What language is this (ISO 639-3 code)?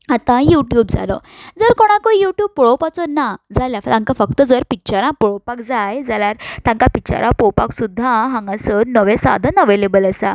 kok